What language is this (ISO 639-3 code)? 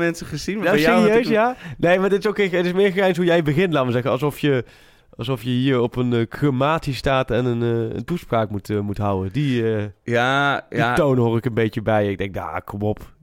nld